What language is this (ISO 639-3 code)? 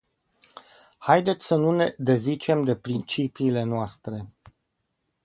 ron